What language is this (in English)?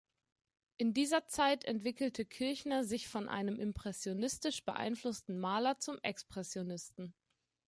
German